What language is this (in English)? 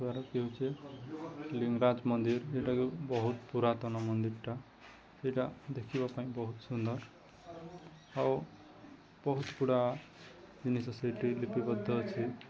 Odia